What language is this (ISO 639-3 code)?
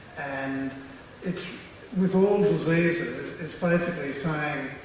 eng